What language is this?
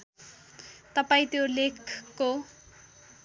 Nepali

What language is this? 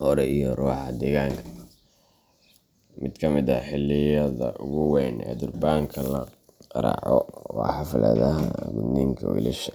Somali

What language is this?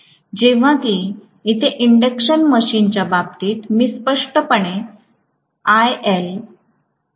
Marathi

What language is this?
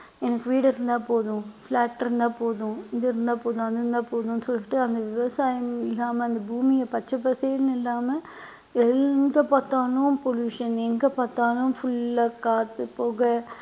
Tamil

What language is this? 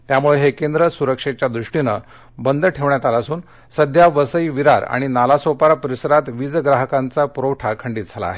Marathi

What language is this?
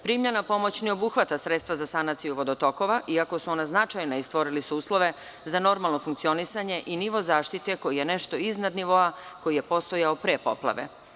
Serbian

